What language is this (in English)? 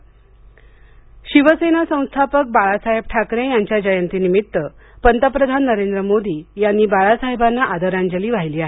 Marathi